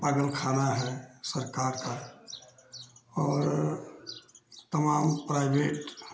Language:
Hindi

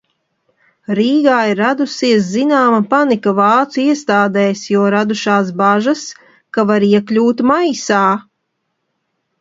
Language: Latvian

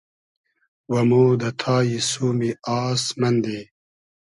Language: Hazaragi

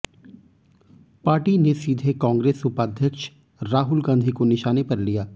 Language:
Hindi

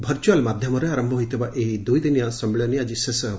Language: Odia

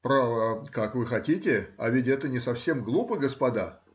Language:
Russian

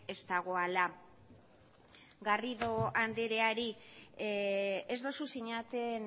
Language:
Basque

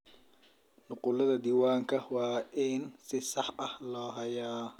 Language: Somali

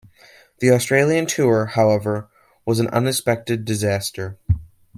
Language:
English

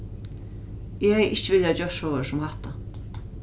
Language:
Faroese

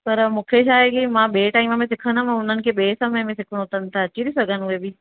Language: Sindhi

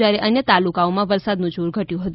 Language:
Gujarati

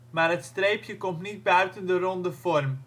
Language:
Dutch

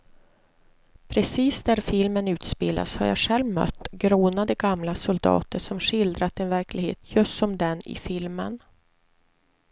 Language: Swedish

